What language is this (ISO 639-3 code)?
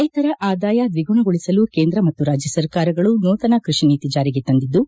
kan